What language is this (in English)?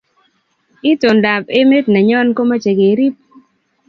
Kalenjin